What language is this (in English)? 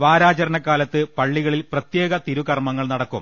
Malayalam